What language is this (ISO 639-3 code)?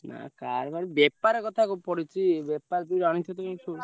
ori